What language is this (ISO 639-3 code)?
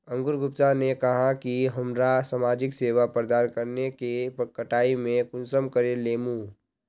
mag